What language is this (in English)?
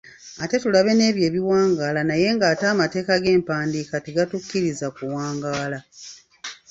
Ganda